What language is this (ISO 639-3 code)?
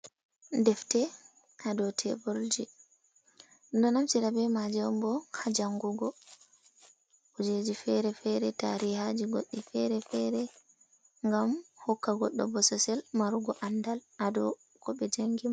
ful